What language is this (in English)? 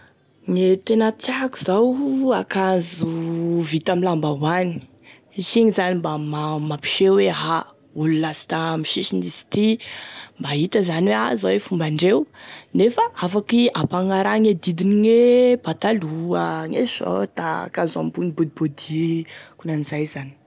Tesaka Malagasy